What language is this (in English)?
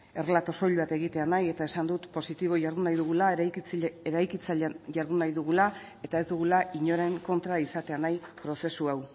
Basque